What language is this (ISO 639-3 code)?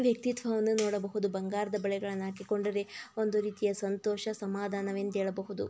kan